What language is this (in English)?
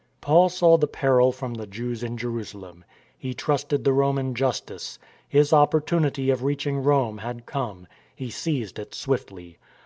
English